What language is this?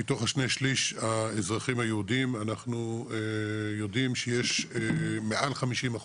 Hebrew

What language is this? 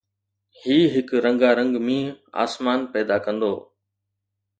Sindhi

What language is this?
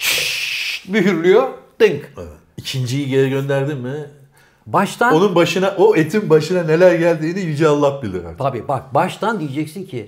Turkish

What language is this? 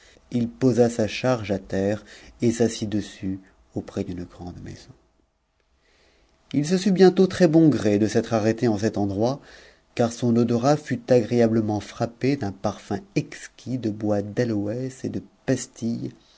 French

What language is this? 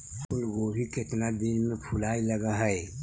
Magahi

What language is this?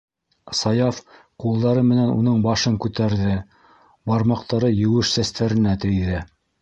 Bashkir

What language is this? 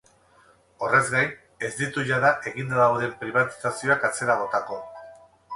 Basque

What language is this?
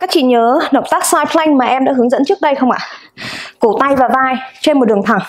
Vietnamese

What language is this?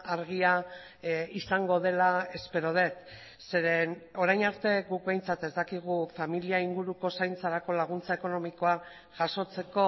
Basque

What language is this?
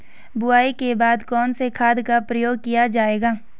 Hindi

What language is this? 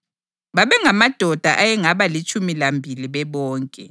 North Ndebele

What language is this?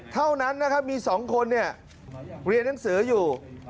Thai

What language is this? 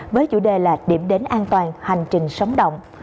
Vietnamese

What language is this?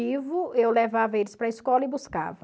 Portuguese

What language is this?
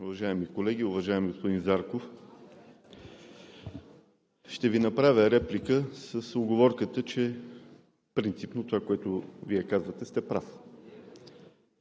Bulgarian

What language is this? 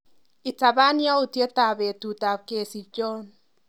Kalenjin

